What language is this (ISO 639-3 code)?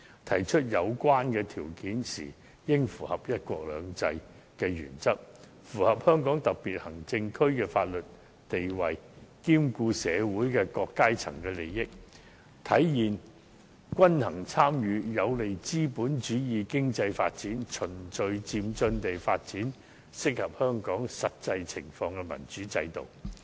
yue